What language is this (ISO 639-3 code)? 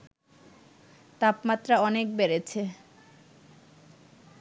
ben